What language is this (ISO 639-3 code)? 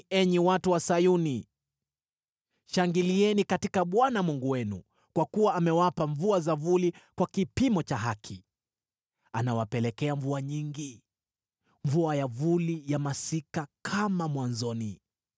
swa